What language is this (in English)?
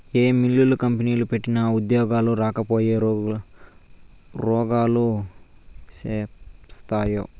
Telugu